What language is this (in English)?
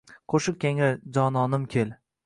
Uzbek